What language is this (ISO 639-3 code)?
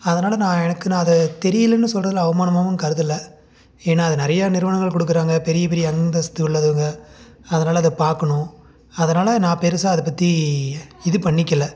tam